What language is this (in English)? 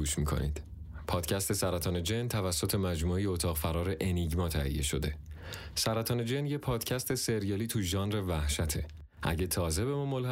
Persian